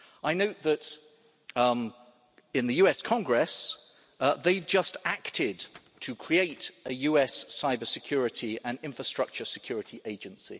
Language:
English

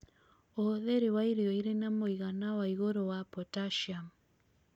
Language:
Kikuyu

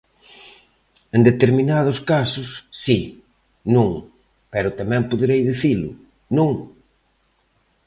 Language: Galician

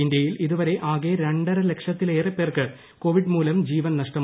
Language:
Malayalam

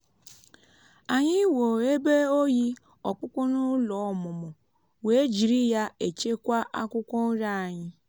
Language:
Igbo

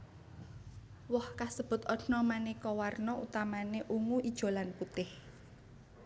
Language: Javanese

